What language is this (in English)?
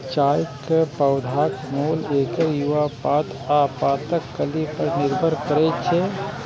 Maithili